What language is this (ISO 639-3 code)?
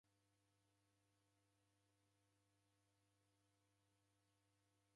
dav